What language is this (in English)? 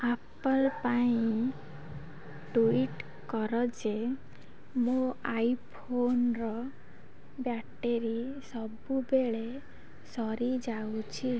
Odia